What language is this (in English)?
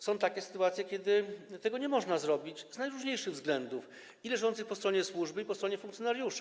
Polish